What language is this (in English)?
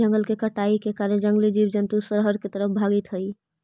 Magahi